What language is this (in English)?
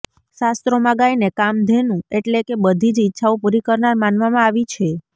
Gujarati